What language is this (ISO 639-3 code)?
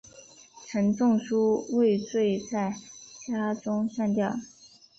zho